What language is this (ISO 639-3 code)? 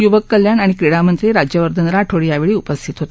mar